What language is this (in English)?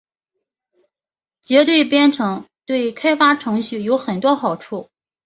Chinese